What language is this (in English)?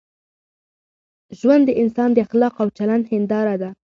Pashto